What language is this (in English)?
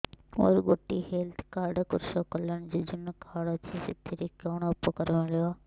Odia